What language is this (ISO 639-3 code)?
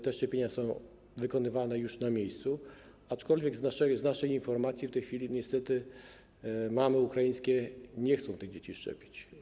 pol